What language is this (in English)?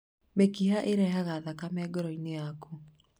Kikuyu